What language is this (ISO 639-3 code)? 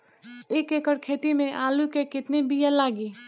bho